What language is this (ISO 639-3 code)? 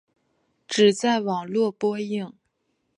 zho